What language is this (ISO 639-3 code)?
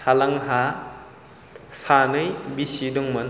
brx